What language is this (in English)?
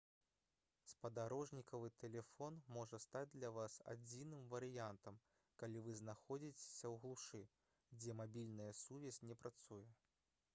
Belarusian